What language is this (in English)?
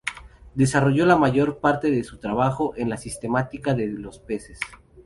Spanish